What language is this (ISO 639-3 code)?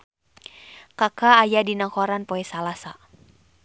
sun